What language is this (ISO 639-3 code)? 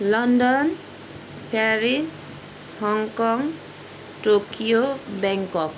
nep